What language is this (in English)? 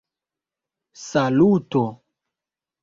Esperanto